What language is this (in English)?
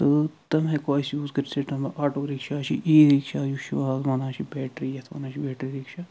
Kashmiri